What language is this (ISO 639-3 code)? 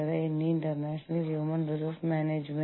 mal